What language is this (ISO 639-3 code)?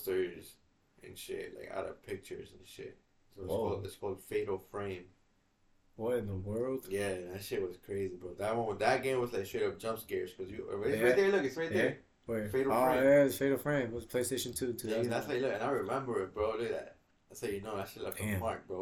eng